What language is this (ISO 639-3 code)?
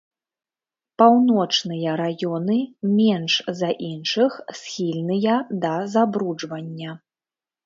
bel